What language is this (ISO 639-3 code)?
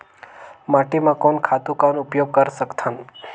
hne